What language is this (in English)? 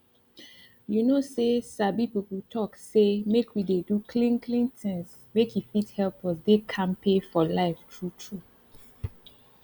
Nigerian Pidgin